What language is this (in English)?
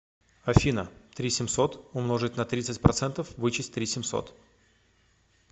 Russian